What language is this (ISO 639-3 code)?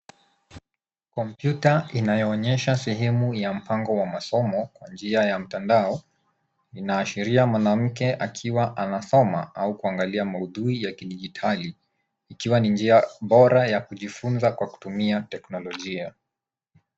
swa